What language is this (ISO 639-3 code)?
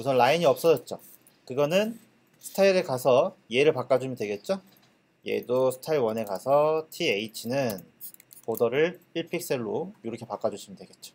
kor